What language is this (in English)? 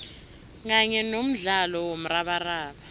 South Ndebele